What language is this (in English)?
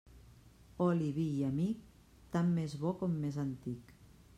Catalan